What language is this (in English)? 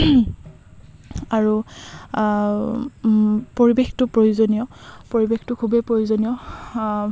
Assamese